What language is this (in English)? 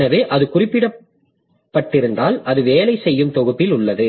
Tamil